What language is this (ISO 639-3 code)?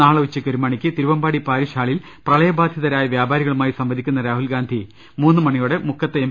mal